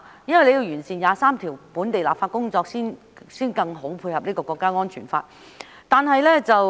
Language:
Cantonese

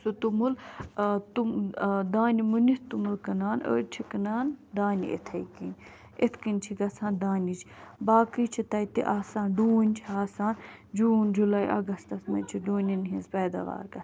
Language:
Kashmiri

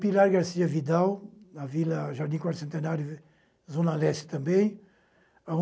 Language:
Portuguese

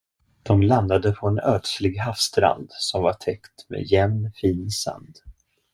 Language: Swedish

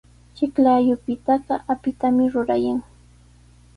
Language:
Sihuas Ancash Quechua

